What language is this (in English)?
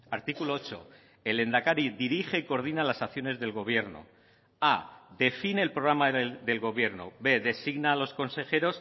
Spanish